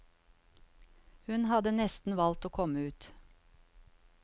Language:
Norwegian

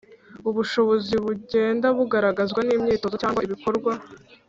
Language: Kinyarwanda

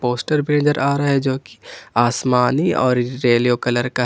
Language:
Hindi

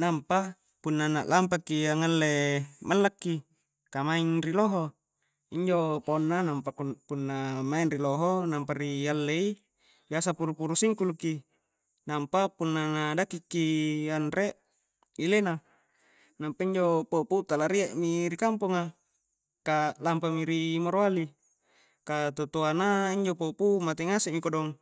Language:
Coastal Konjo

